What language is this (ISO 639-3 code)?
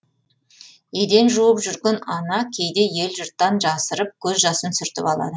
kaz